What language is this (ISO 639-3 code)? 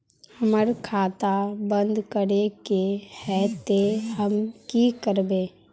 mag